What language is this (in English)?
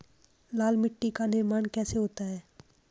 Hindi